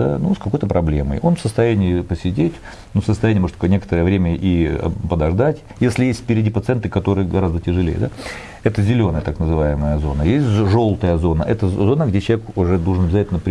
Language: Russian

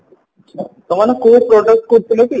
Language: Odia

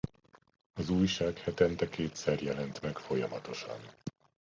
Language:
Hungarian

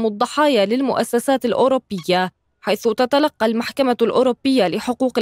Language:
Arabic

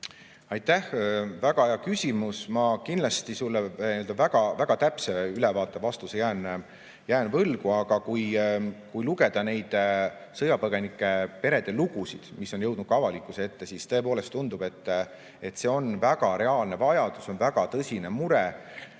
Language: Estonian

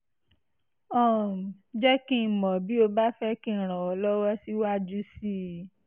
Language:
Yoruba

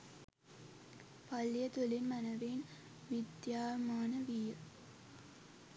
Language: Sinhala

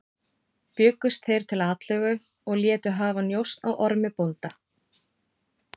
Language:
Icelandic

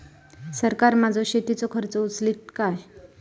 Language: Marathi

